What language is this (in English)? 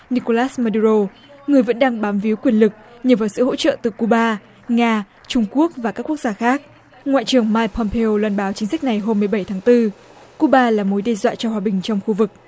Vietnamese